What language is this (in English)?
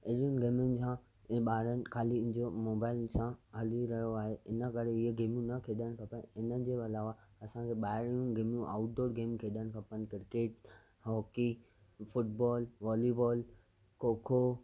Sindhi